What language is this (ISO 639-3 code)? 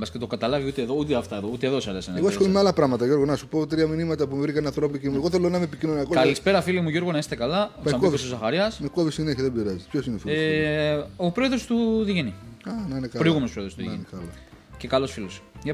ell